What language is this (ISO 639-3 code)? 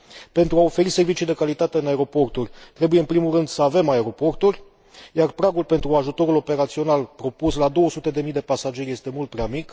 ron